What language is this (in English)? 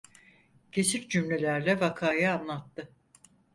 Turkish